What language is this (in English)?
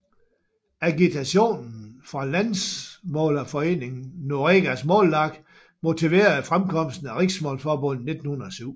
Danish